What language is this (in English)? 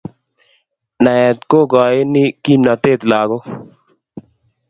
Kalenjin